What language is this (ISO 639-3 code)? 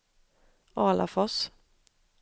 swe